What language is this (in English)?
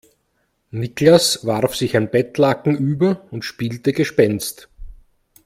German